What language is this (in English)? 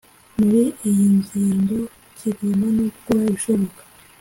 Kinyarwanda